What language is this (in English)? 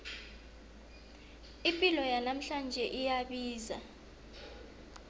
South Ndebele